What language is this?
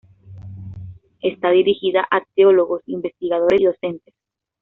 Spanish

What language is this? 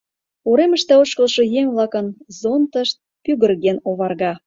Mari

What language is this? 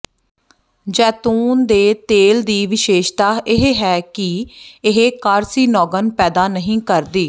Punjabi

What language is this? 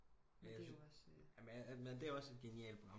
Danish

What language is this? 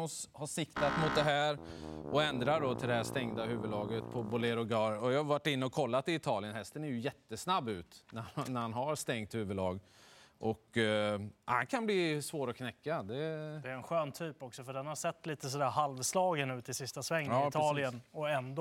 Swedish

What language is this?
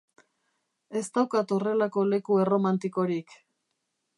Basque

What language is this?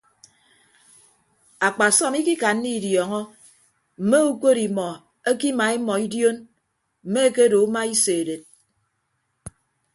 Ibibio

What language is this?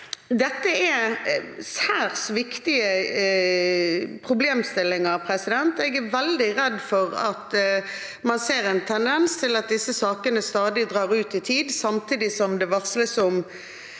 Norwegian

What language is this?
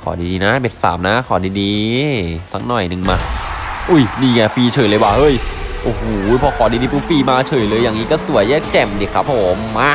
Thai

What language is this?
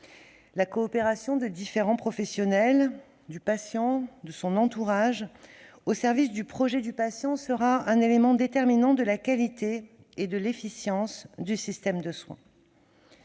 French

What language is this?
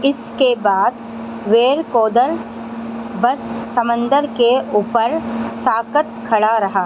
Urdu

